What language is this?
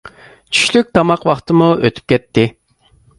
Uyghur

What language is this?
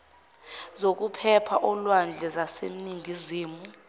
Zulu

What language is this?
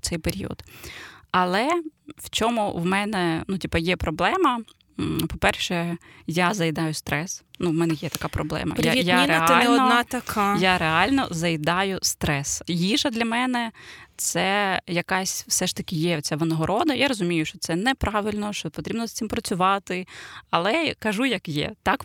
Ukrainian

